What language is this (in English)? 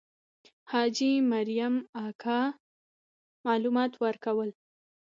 Pashto